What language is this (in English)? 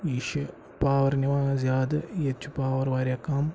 Kashmiri